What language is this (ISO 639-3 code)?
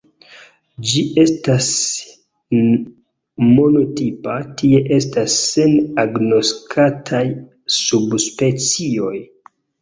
epo